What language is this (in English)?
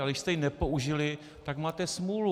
Czech